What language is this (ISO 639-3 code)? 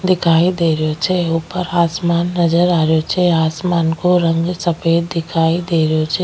raj